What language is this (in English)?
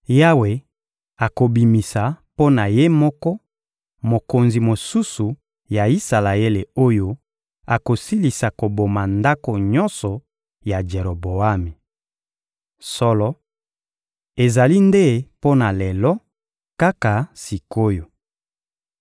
Lingala